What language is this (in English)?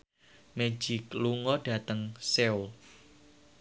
Javanese